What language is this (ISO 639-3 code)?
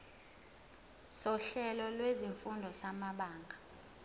zul